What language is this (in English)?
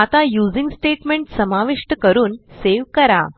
Marathi